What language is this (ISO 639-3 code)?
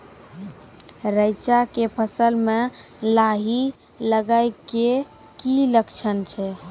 mai